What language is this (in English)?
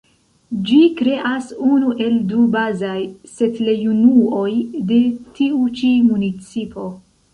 Esperanto